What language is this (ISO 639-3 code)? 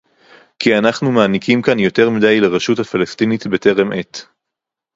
heb